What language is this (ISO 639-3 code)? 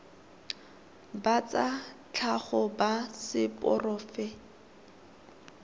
tsn